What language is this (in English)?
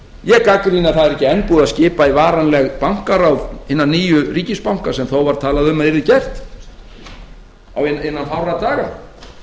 Icelandic